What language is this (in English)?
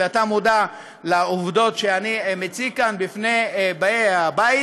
Hebrew